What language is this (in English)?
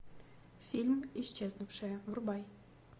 Russian